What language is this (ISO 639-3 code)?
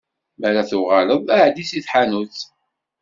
kab